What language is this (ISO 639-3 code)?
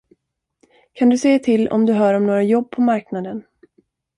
swe